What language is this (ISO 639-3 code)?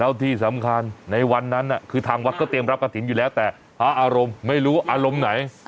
tha